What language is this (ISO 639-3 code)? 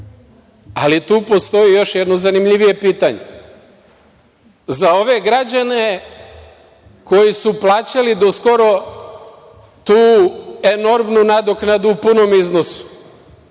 srp